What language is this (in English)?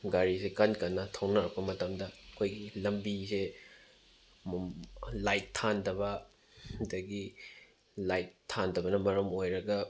Manipuri